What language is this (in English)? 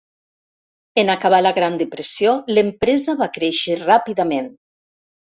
Catalan